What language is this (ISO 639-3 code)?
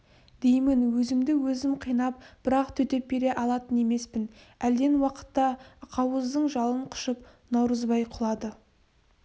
kaz